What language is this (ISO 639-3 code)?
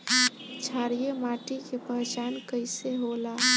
bho